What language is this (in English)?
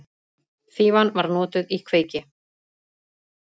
Icelandic